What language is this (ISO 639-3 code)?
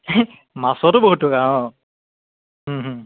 asm